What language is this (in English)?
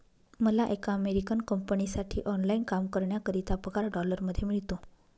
Marathi